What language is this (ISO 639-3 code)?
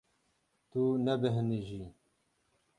kur